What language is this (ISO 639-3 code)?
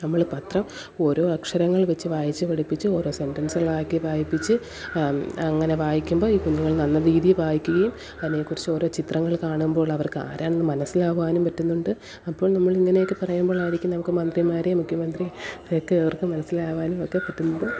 mal